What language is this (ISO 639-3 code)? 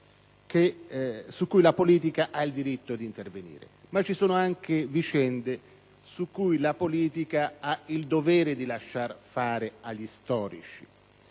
ita